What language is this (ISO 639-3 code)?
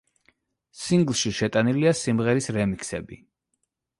kat